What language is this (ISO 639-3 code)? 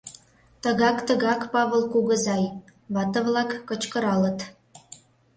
chm